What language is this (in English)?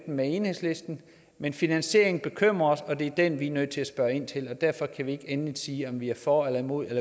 Danish